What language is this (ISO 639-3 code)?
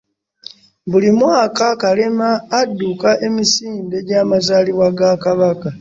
lug